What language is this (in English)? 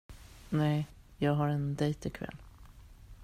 Swedish